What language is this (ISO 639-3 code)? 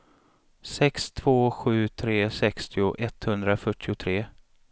swe